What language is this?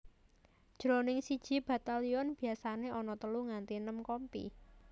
Javanese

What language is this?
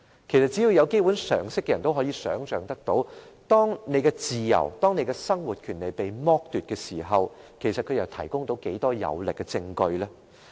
Cantonese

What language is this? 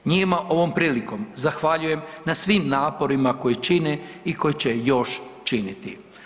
Croatian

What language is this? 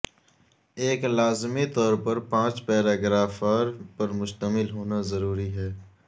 Urdu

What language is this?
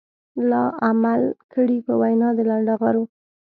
Pashto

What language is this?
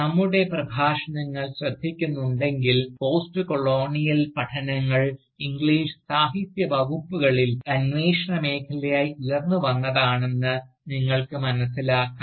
Malayalam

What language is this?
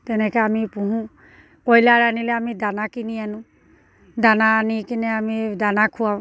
Assamese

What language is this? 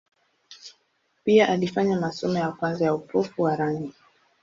Swahili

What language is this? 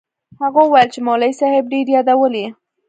Pashto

